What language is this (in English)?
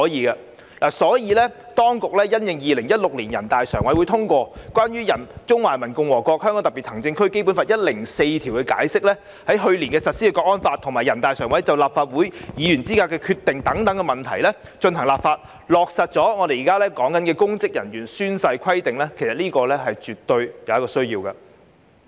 Cantonese